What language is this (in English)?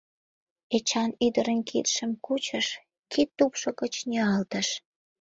Mari